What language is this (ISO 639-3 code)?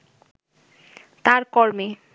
ben